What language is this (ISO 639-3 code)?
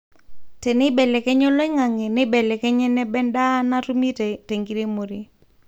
mas